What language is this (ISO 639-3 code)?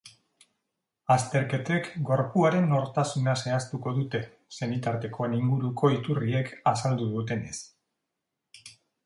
eus